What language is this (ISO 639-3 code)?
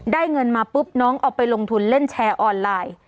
tha